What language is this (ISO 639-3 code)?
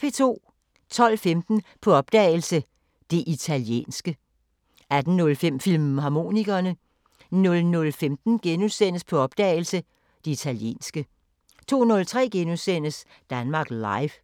dan